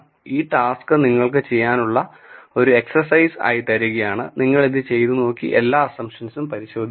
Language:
Malayalam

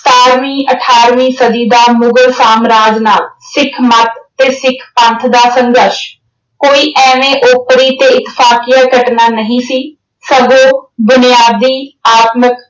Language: Punjabi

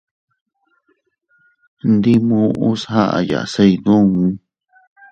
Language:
Teutila Cuicatec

